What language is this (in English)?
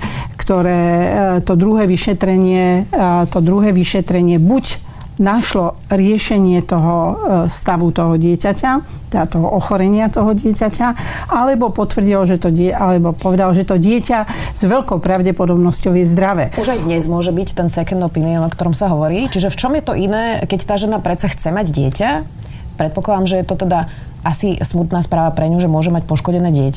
Slovak